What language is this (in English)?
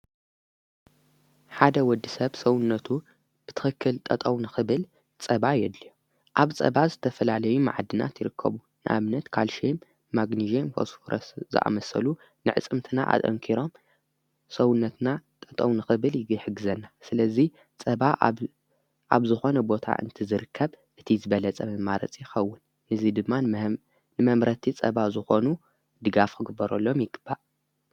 Tigrinya